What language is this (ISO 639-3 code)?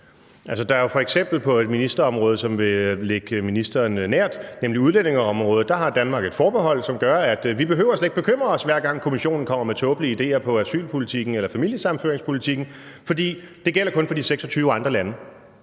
dan